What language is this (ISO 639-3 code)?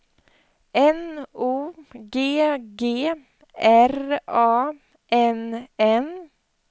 swe